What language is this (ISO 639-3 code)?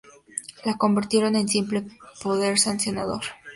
spa